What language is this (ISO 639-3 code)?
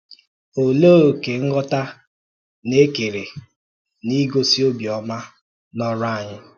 ibo